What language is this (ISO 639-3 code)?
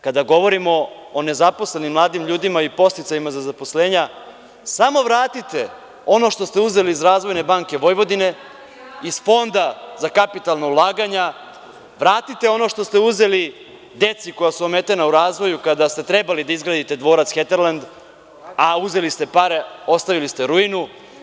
srp